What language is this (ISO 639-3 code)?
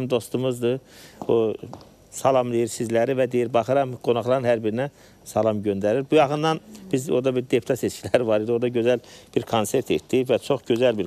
tur